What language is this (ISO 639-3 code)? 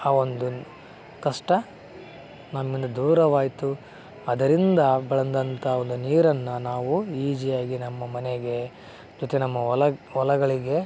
kan